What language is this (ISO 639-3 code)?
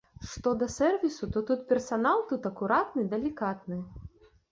bel